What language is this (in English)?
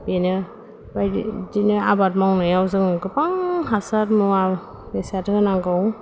Bodo